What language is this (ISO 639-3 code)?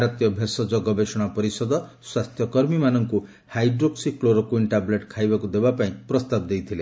ori